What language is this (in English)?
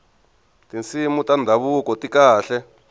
Tsonga